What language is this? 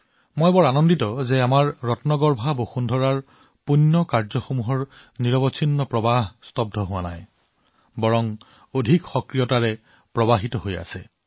Assamese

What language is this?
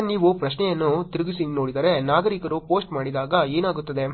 Kannada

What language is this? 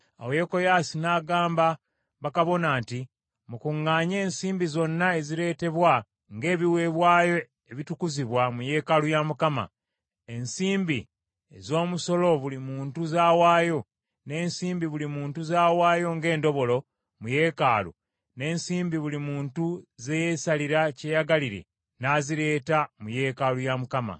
Ganda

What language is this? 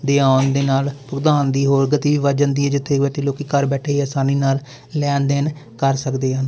Punjabi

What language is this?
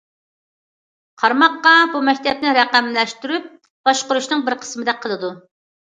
Uyghur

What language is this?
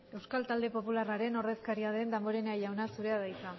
Basque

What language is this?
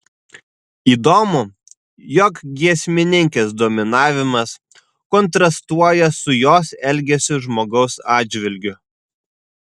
Lithuanian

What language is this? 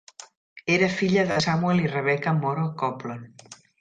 Catalan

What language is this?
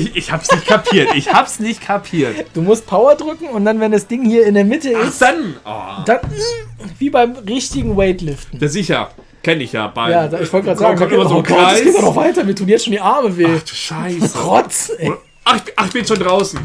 German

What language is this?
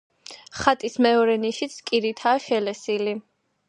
Georgian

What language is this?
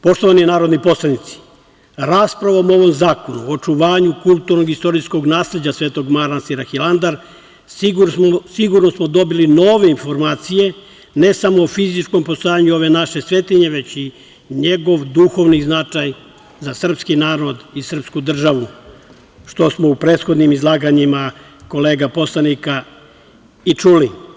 Serbian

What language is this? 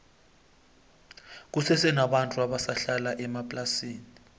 South Ndebele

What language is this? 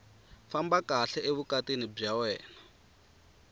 Tsonga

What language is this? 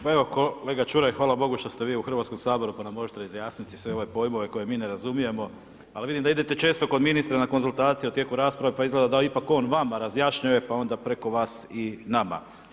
Croatian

